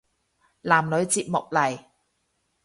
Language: Cantonese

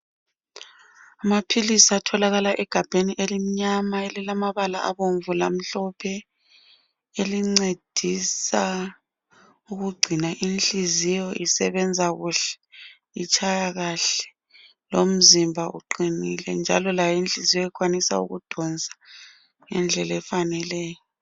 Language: North Ndebele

